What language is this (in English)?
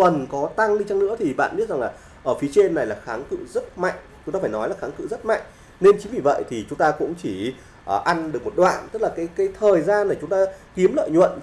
Vietnamese